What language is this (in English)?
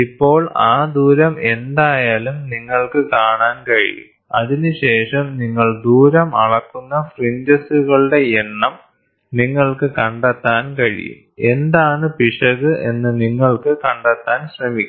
Malayalam